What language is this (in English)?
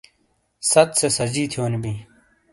Shina